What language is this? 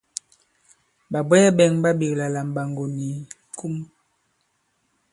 Bankon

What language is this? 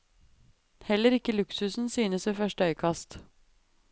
Norwegian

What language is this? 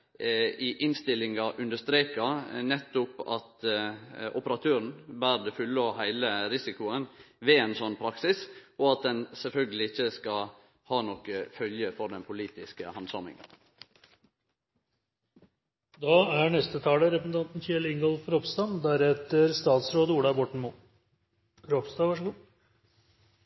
Norwegian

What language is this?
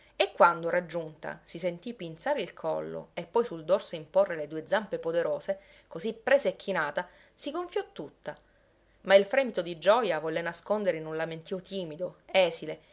Italian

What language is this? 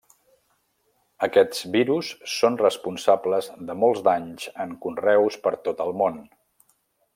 Catalan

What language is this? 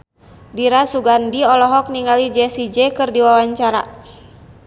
Sundanese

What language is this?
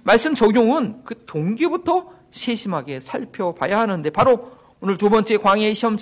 Korean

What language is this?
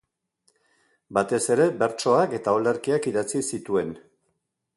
Basque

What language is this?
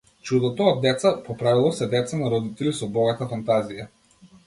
Macedonian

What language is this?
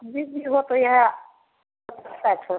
Maithili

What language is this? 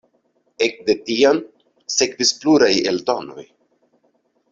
Esperanto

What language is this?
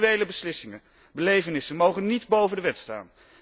Dutch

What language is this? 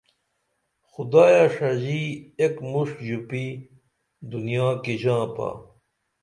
Dameli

